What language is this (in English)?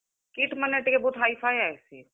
Odia